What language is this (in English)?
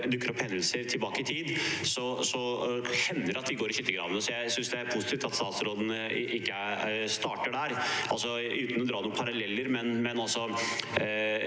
Norwegian